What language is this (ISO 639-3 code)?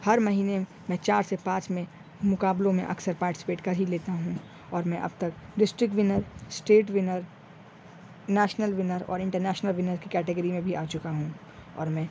urd